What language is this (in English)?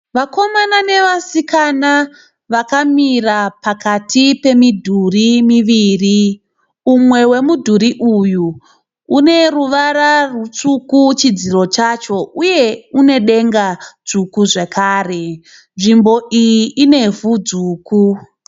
Shona